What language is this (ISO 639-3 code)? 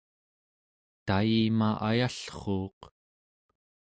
esu